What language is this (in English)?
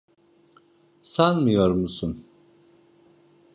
Turkish